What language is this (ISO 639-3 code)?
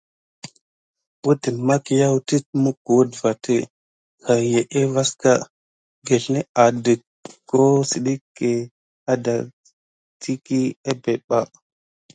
gid